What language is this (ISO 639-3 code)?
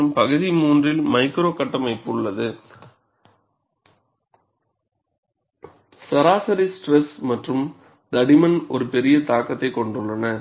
tam